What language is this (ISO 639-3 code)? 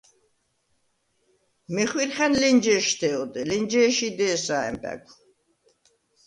sva